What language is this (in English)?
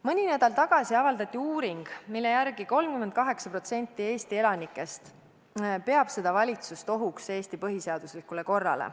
Estonian